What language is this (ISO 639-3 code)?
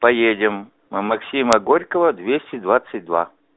rus